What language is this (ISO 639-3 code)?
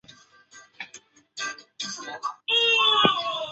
zho